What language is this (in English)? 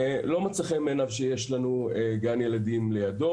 Hebrew